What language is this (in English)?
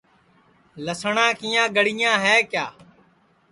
Sansi